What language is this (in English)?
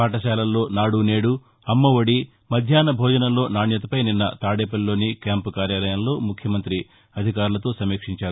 Telugu